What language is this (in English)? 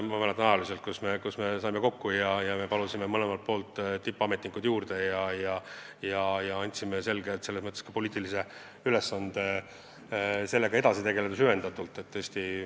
Estonian